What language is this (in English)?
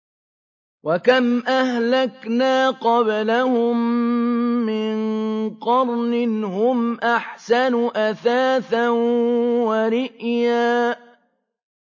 Arabic